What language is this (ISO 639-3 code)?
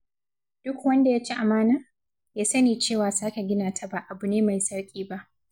hau